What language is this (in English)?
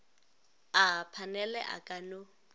Northern Sotho